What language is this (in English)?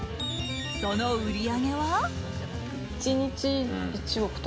Japanese